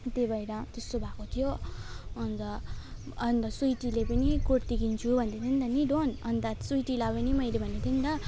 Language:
Nepali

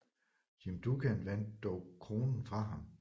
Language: Danish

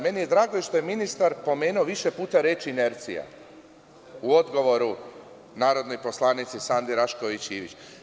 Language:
Serbian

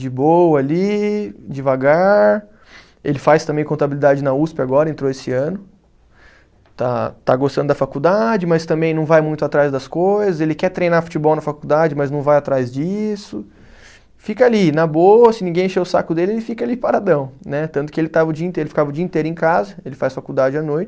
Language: Portuguese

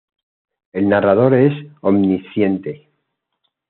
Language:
Spanish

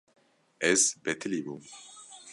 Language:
Kurdish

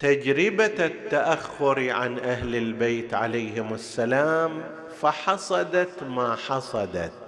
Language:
Arabic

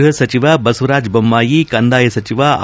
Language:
Kannada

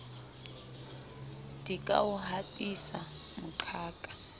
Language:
Southern Sotho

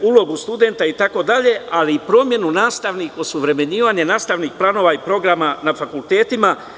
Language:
Serbian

